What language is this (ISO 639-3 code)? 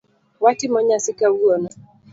luo